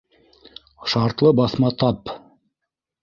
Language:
Bashkir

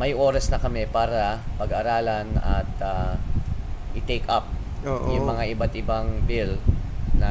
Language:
Filipino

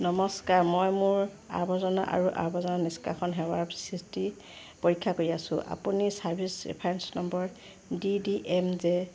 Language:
Assamese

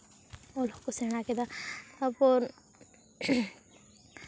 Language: Santali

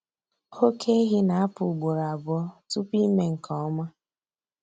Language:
Igbo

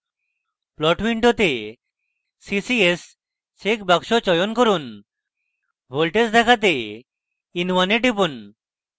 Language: Bangla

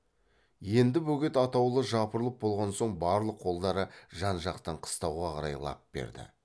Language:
Kazakh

